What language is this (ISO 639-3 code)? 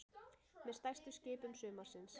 isl